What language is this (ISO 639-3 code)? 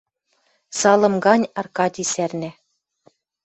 mrj